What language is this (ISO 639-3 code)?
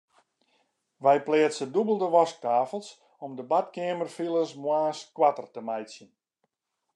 fry